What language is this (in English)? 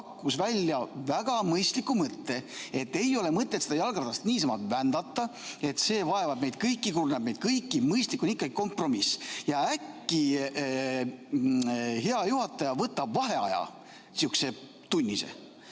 Estonian